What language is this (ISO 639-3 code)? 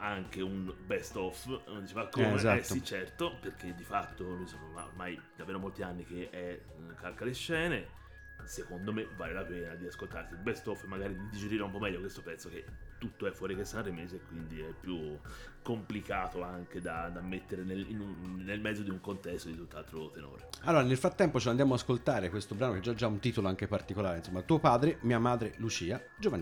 ita